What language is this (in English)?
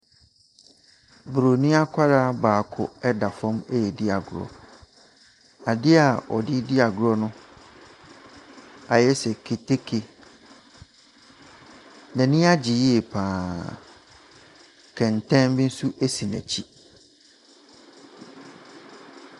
Akan